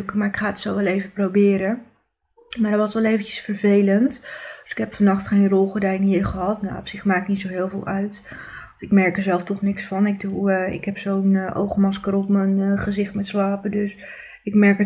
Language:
Dutch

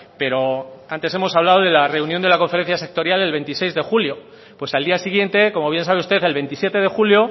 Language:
Spanish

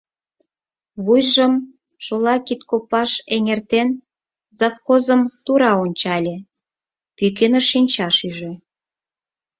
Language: Mari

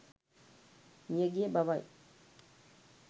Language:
Sinhala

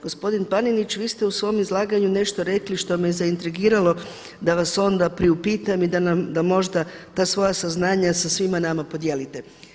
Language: Croatian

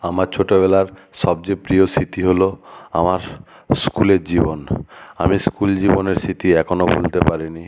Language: Bangla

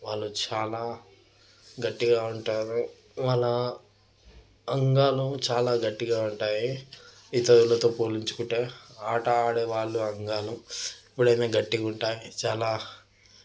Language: Telugu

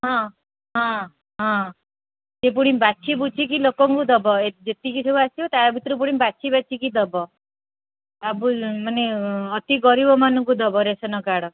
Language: Odia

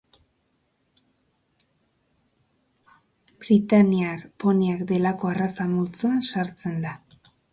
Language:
Basque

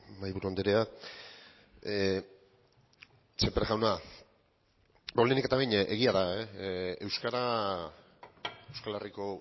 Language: Basque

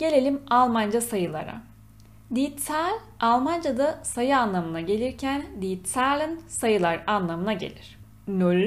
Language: Turkish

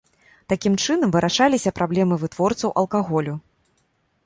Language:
Belarusian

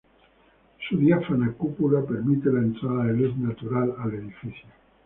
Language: Spanish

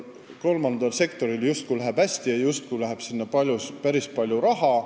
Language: Estonian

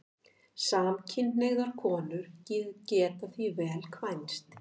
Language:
Icelandic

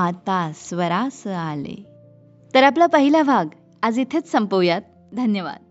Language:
Marathi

